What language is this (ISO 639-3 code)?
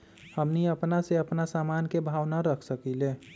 mag